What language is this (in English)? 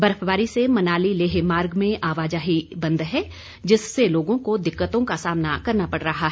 Hindi